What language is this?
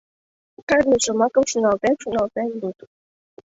Mari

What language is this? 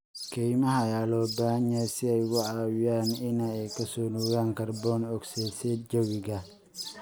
Somali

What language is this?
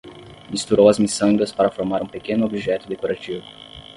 Portuguese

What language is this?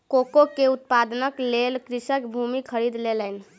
Maithili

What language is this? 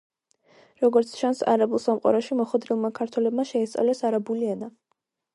Georgian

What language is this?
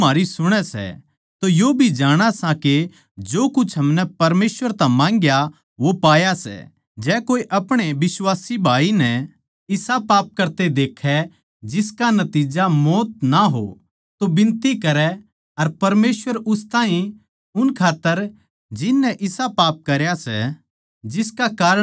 Haryanvi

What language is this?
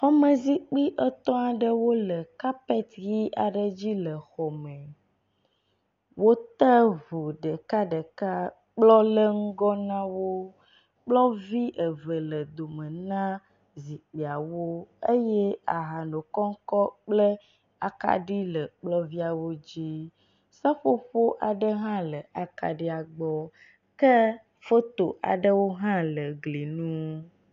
Ewe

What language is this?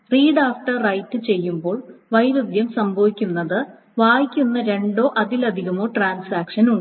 Malayalam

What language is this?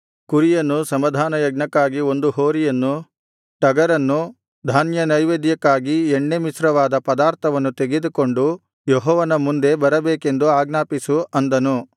Kannada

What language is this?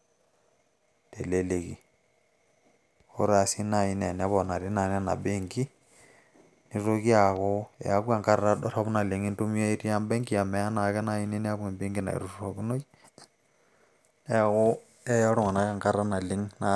Masai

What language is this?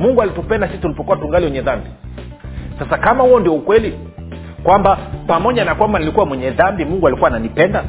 Swahili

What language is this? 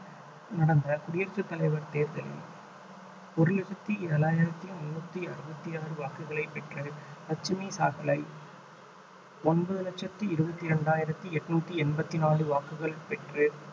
Tamil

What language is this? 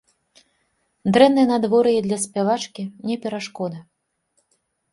Belarusian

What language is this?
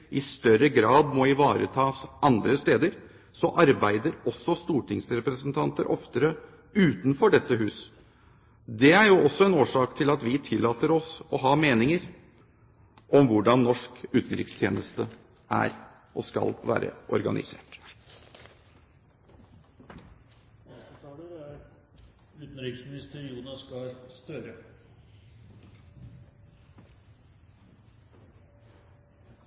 Norwegian Bokmål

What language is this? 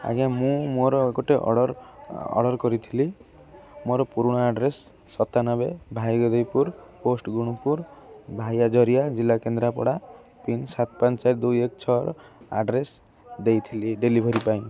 Odia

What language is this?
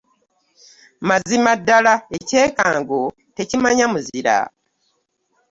Ganda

